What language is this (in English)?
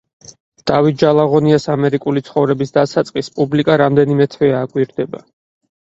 Georgian